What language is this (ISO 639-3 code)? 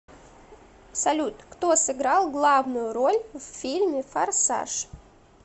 rus